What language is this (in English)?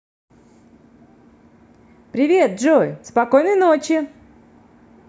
Russian